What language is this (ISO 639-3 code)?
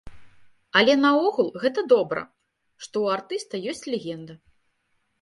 bel